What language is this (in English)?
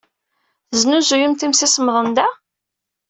Kabyle